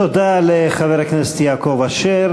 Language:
Hebrew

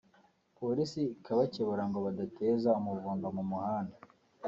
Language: Kinyarwanda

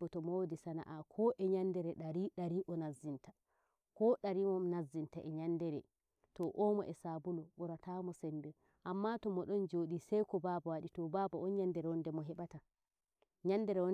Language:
Nigerian Fulfulde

